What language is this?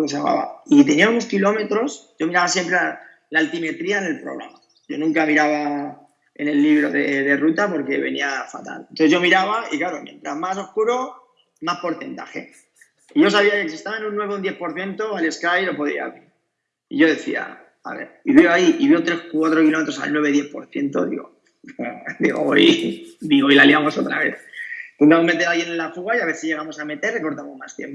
Spanish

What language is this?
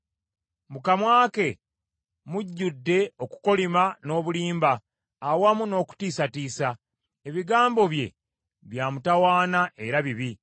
Ganda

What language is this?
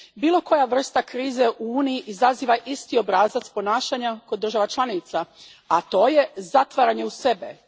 Croatian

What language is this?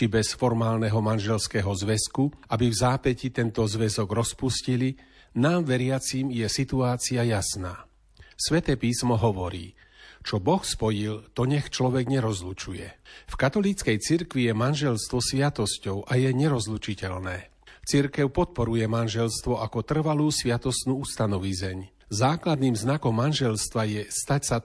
Slovak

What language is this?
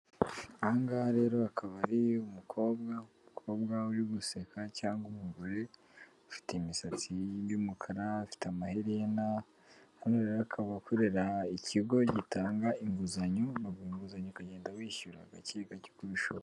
Kinyarwanda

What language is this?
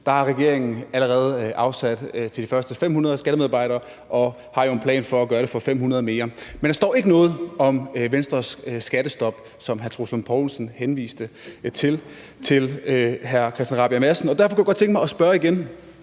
Danish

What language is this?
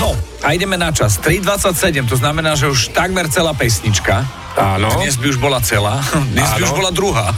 Slovak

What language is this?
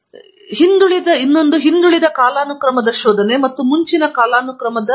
Kannada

